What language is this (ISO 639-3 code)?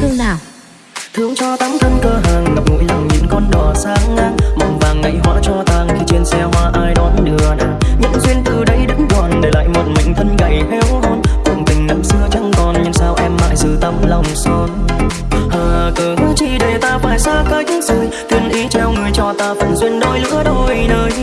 vie